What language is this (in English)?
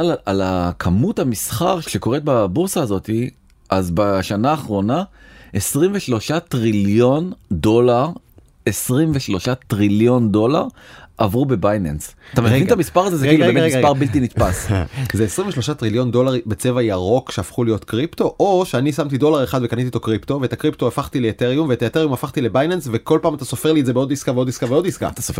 Hebrew